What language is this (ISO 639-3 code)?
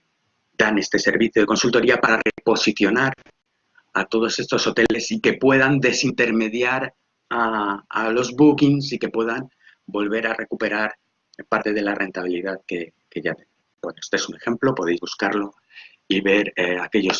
spa